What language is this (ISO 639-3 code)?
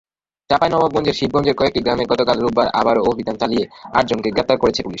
ben